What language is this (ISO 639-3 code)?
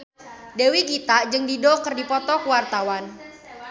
sun